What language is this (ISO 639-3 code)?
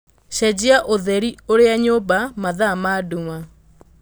kik